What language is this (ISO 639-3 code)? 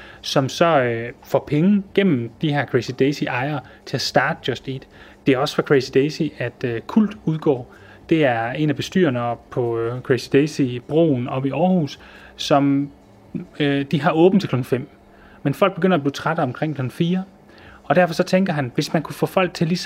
dan